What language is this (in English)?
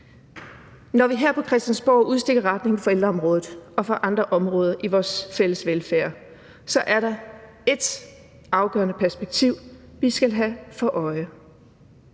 Danish